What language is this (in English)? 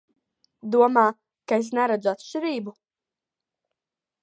Latvian